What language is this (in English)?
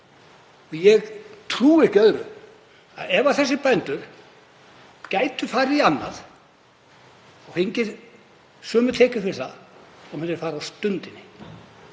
Icelandic